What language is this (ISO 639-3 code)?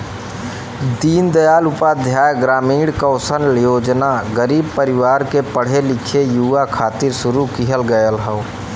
bho